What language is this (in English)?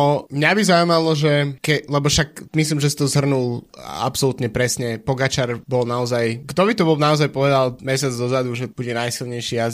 Slovak